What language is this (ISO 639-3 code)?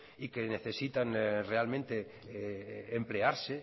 spa